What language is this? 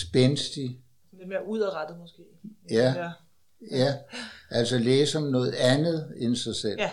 Danish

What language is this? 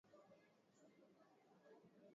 Swahili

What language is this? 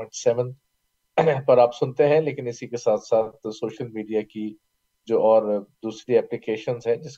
Urdu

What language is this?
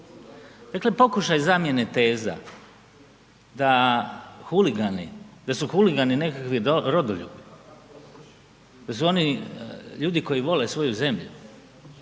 Croatian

